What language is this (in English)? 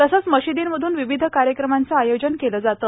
Marathi